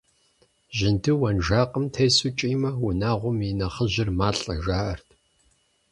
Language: Kabardian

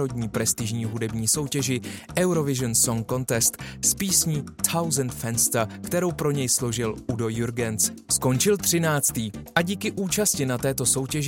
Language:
Czech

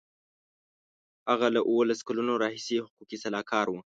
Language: Pashto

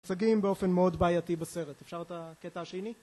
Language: Hebrew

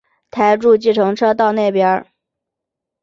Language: Chinese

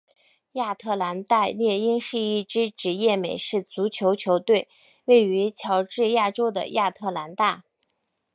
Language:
Chinese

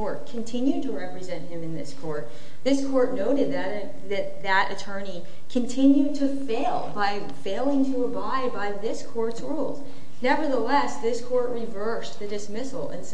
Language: English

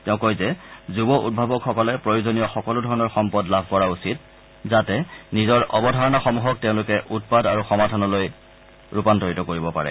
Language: Assamese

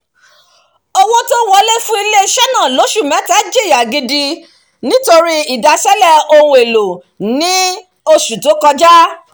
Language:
Yoruba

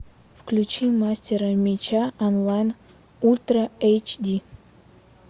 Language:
Russian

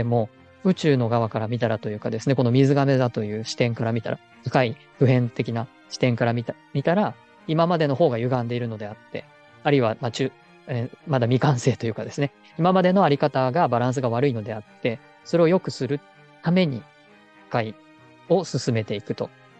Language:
Japanese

